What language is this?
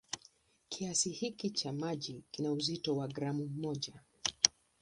Swahili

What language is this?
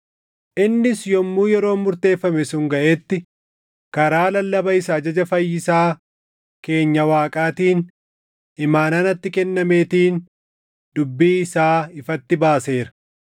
Oromo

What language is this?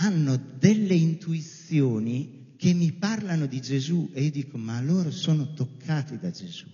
Italian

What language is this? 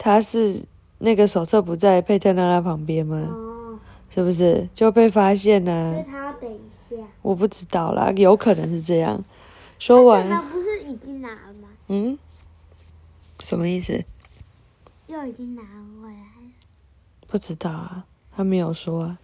Chinese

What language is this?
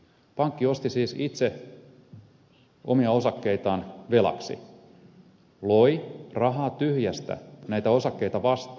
Finnish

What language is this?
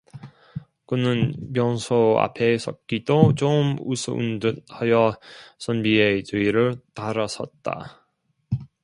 Korean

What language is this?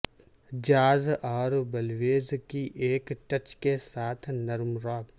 Urdu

